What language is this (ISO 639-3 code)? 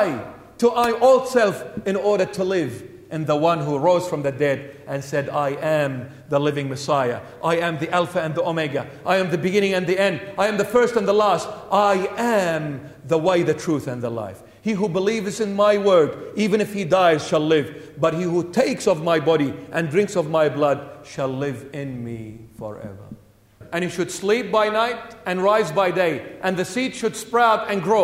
eng